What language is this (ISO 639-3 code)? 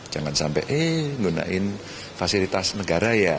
ind